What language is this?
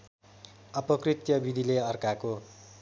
Nepali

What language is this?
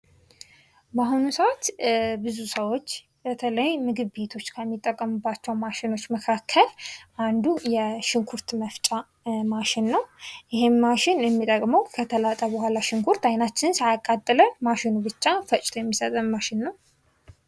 Amharic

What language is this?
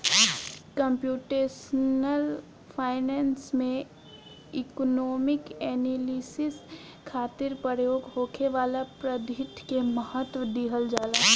Bhojpuri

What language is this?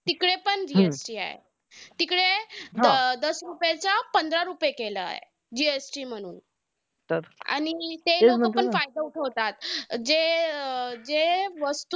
Marathi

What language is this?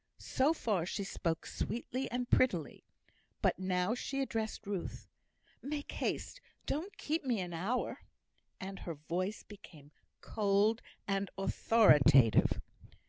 English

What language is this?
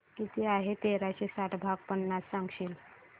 Marathi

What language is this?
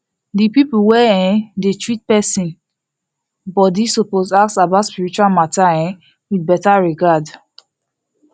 Nigerian Pidgin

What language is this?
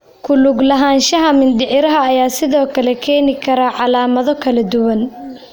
Somali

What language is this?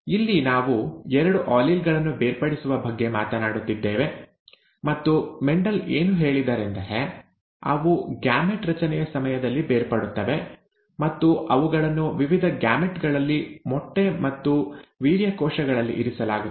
Kannada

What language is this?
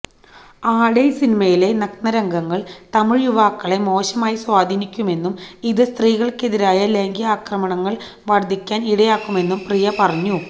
Malayalam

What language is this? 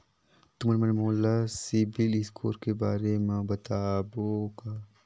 Chhattisgarhi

